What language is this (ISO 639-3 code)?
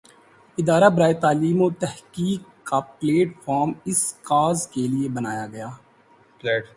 urd